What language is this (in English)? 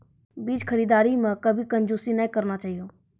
Maithili